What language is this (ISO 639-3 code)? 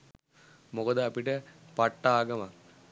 sin